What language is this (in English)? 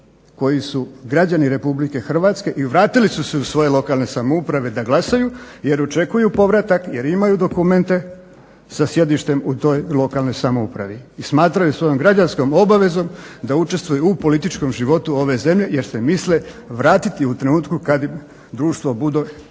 Croatian